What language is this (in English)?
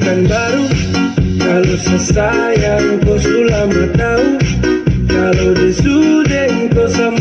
Indonesian